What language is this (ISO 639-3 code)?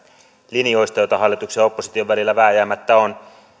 fin